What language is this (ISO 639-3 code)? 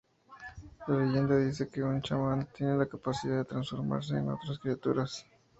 spa